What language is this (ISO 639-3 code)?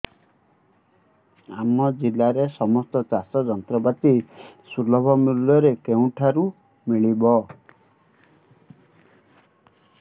ori